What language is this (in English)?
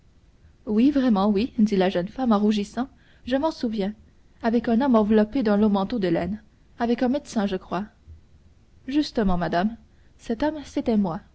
French